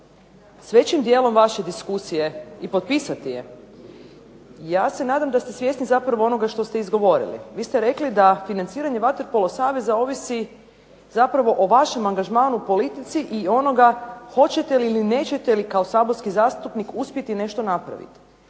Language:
Croatian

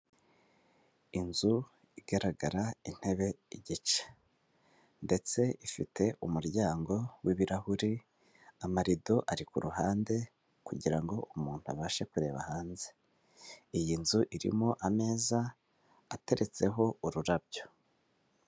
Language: Kinyarwanda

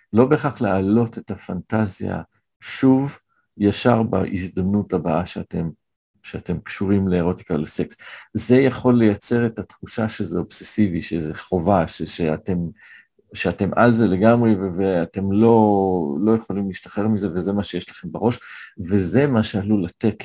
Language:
Hebrew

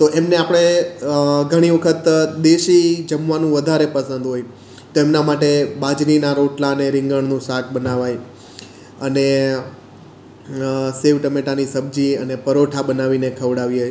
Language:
Gujarati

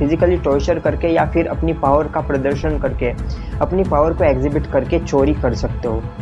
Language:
Hindi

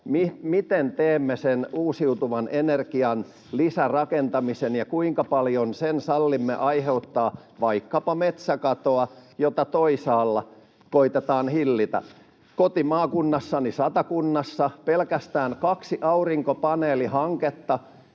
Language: Finnish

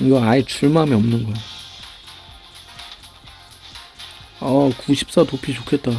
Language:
Korean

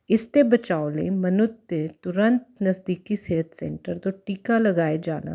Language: Punjabi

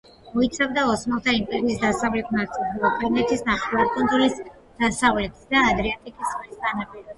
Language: Georgian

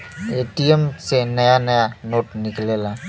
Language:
Bhojpuri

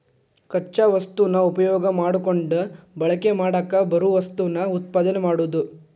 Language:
Kannada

